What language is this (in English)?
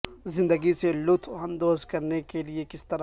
Urdu